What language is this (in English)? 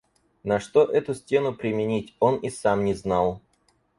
Russian